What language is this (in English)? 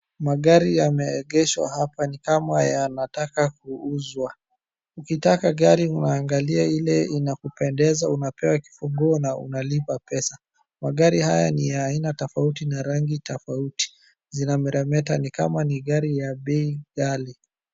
Swahili